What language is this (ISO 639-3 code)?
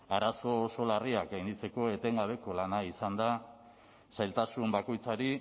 eus